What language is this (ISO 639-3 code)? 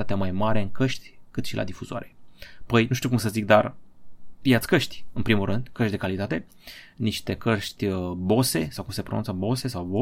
ron